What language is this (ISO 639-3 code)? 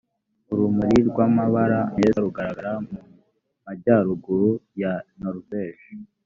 kin